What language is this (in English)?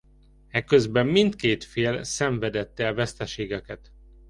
Hungarian